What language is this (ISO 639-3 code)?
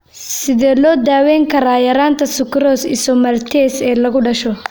som